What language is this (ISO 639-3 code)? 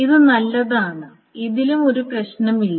mal